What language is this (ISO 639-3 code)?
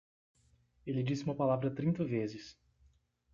por